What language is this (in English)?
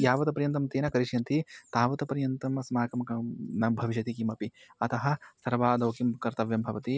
Sanskrit